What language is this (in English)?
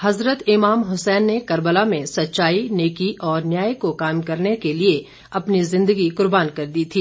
Hindi